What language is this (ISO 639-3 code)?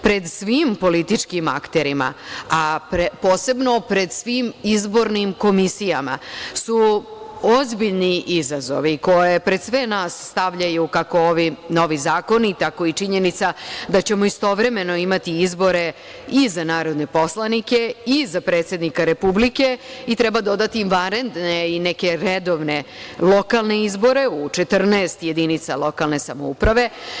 srp